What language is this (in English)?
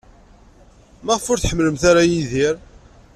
Kabyle